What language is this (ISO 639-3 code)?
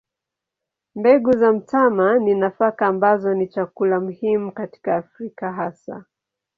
swa